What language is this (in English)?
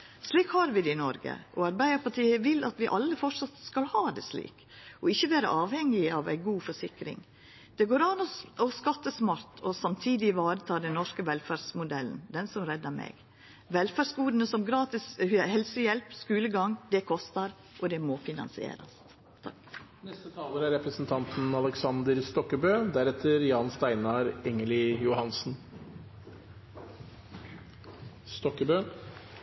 Norwegian Nynorsk